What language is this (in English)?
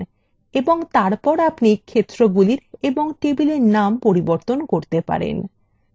Bangla